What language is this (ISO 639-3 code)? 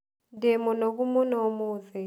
kik